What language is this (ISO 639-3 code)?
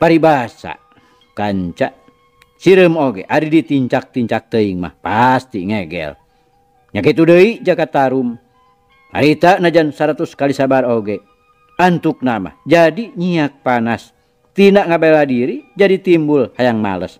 ind